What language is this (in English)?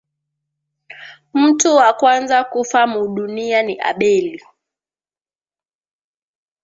Swahili